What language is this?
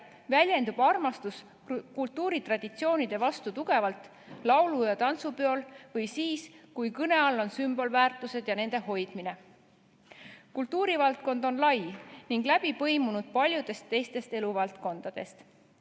Estonian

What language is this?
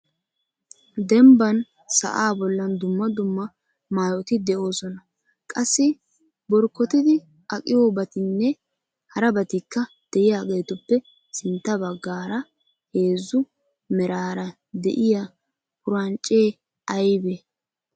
Wolaytta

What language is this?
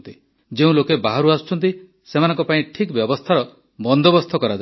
Odia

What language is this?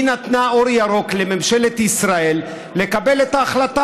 Hebrew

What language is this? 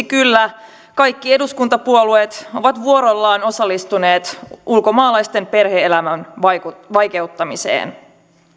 Finnish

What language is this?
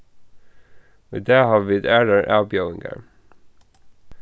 Faroese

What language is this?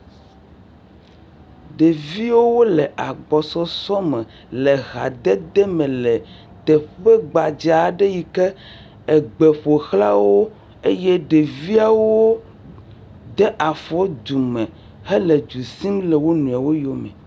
Ewe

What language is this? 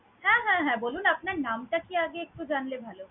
Bangla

